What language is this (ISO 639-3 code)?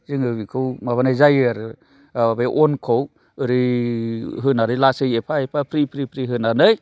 brx